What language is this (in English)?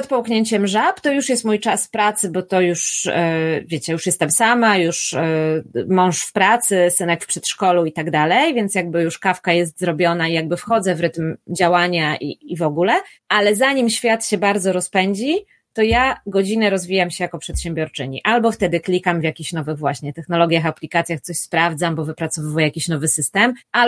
Polish